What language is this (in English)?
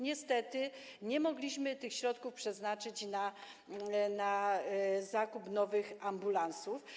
Polish